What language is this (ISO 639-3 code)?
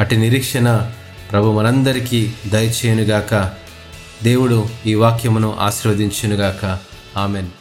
tel